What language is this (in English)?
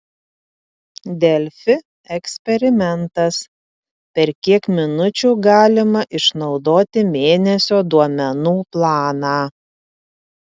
Lithuanian